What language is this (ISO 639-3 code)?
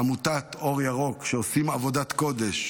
heb